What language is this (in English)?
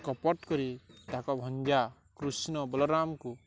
Odia